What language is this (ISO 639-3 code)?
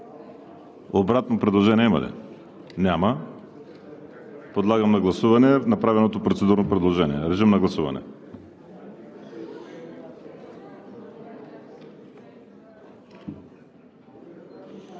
bul